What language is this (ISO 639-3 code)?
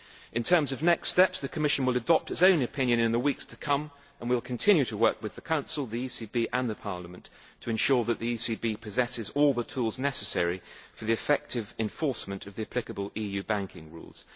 eng